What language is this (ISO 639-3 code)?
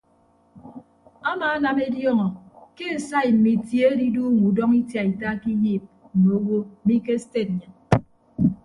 ibb